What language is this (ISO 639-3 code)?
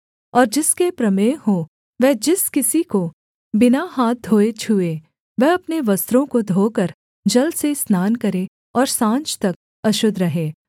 hin